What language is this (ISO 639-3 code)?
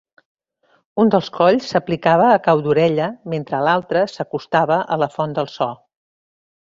cat